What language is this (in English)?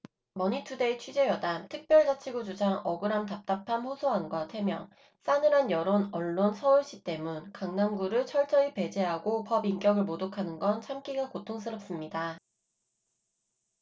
Korean